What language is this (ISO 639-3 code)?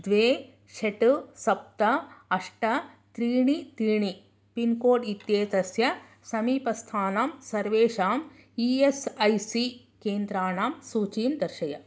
san